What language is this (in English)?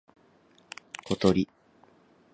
Japanese